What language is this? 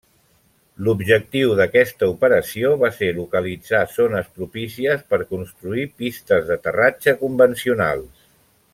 Catalan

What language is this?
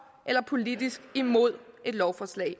Danish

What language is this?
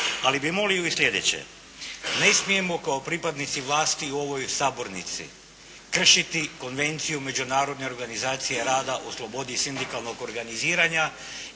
Croatian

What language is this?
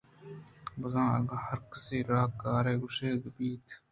Eastern Balochi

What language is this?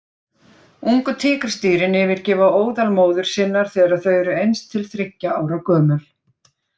Icelandic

